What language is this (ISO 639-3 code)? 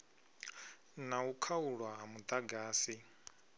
ven